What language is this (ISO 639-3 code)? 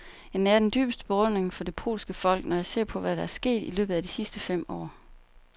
dan